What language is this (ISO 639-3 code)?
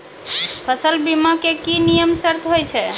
mai